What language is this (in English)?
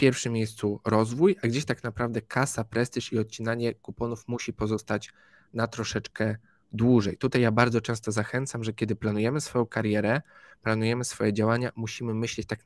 Polish